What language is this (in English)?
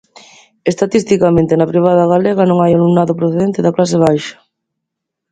Galician